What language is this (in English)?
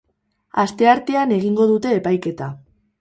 Basque